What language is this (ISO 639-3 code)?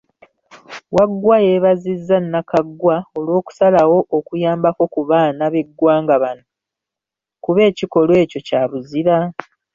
lug